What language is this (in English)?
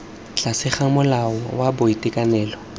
Tswana